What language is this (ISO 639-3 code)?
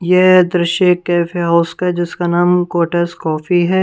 hin